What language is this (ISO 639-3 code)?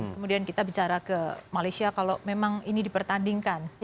ind